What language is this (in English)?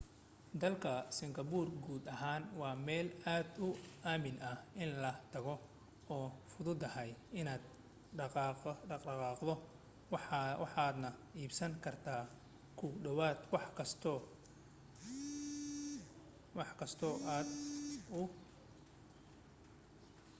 Somali